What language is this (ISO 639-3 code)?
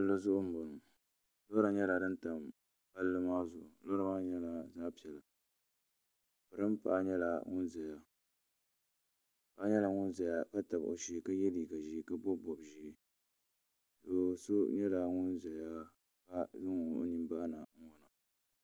dag